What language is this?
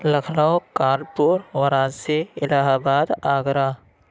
Urdu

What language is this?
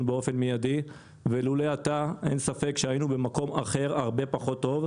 Hebrew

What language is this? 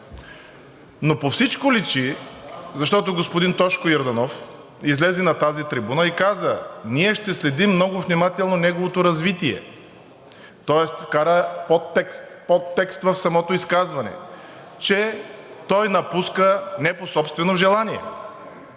Bulgarian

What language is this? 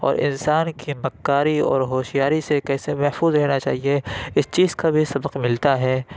Urdu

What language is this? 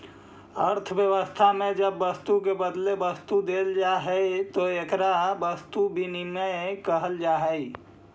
Magahi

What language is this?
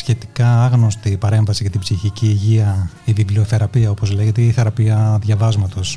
Greek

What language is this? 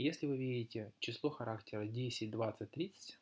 Russian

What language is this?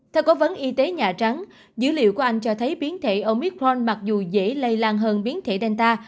Vietnamese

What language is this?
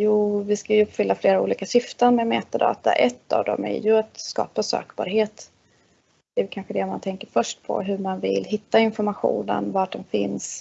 Swedish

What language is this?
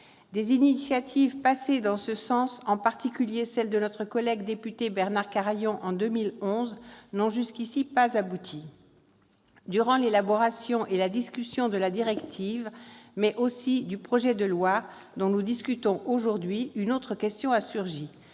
French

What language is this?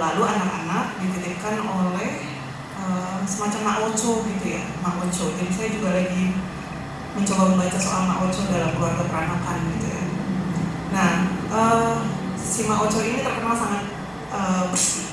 Indonesian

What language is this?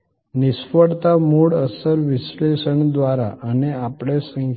Gujarati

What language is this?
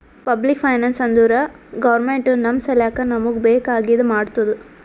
Kannada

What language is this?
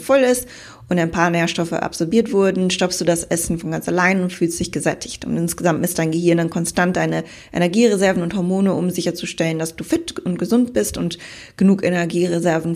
German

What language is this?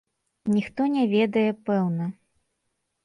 Belarusian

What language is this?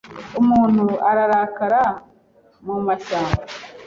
Kinyarwanda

